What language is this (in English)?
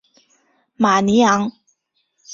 Chinese